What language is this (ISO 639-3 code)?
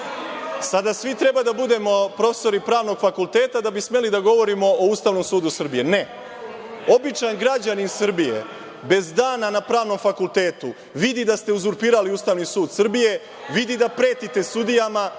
srp